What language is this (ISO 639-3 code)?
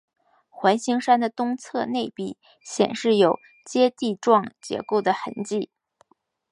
zho